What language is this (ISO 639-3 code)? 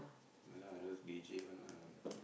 eng